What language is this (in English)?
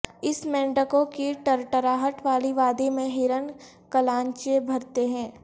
Urdu